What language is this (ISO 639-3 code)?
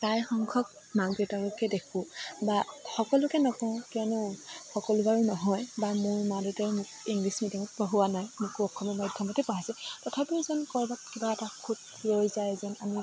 asm